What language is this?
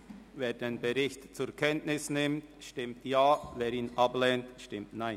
Swiss German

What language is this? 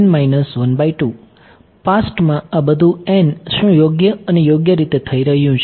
Gujarati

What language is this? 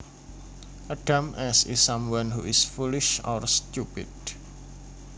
Javanese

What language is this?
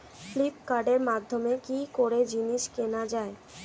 Bangla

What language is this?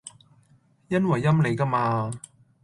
Cantonese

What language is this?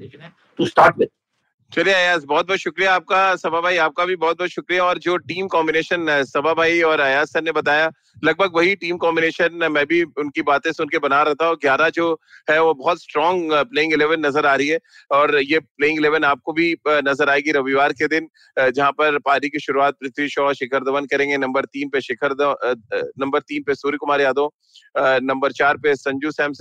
Hindi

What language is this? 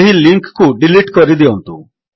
Odia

